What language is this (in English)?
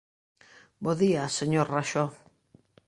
Galician